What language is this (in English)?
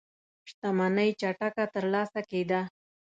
Pashto